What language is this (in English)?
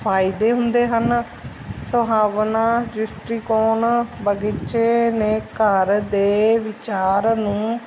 Punjabi